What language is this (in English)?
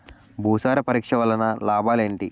Telugu